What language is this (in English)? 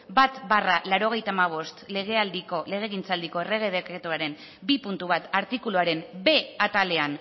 Basque